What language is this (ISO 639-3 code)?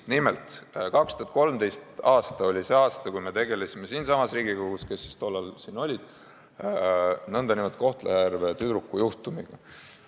est